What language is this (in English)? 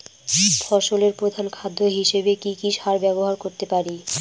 Bangla